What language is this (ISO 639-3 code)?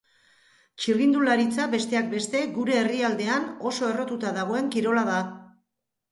eus